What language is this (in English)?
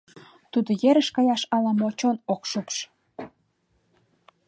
Mari